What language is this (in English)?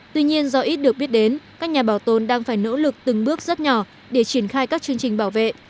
Vietnamese